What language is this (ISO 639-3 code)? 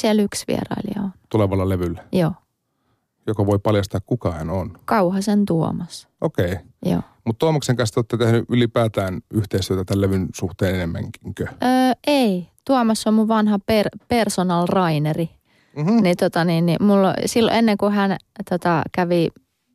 fin